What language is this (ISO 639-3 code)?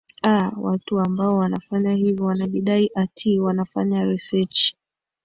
swa